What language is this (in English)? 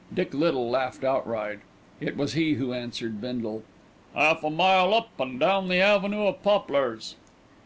English